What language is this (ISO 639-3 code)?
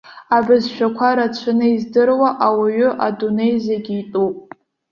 abk